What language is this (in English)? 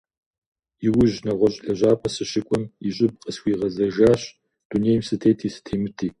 Kabardian